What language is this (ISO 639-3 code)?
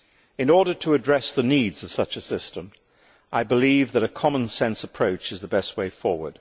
eng